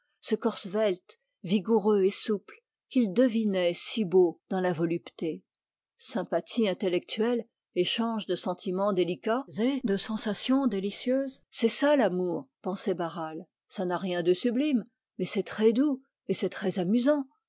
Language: French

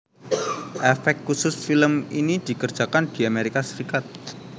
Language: Javanese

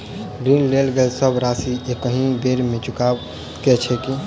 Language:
Maithili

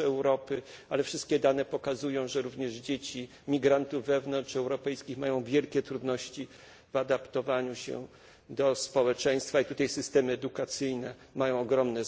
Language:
Polish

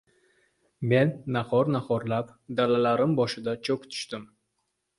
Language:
Uzbek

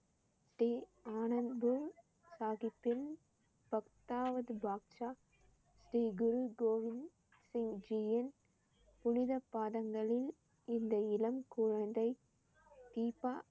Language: Tamil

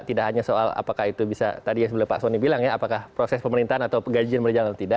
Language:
Indonesian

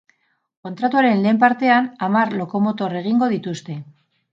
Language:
Basque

